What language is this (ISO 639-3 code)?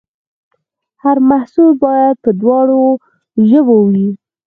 pus